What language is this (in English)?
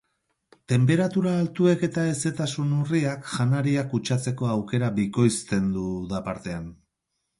Basque